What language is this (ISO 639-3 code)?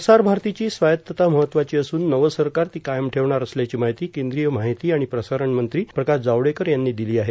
mar